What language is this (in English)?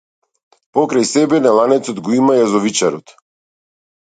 Macedonian